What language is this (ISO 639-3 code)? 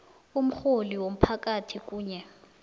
nbl